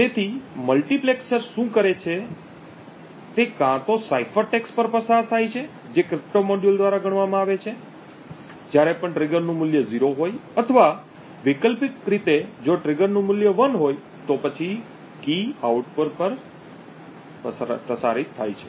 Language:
Gujarati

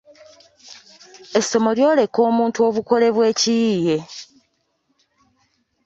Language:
Ganda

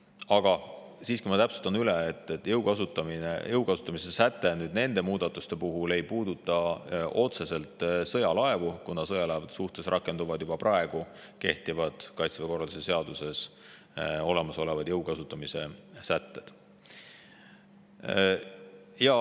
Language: Estonian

